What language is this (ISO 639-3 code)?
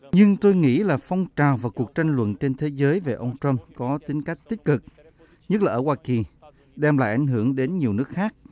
vie